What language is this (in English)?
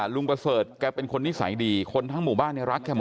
Thai